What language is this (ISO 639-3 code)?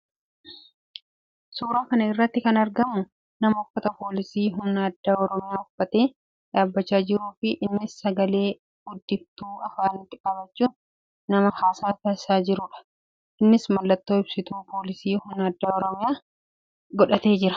orm